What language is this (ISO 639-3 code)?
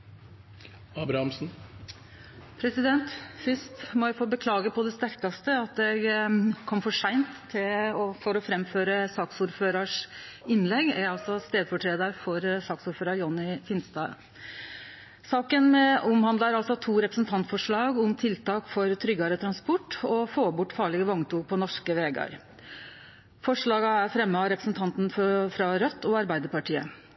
nno